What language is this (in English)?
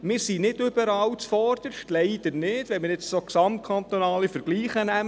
Swiss German